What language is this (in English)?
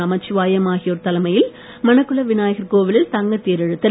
Tamil